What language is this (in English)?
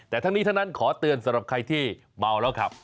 Thai